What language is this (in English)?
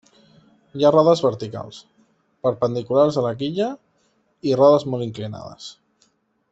Catalan